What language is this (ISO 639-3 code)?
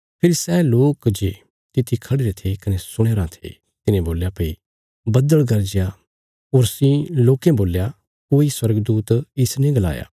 kfs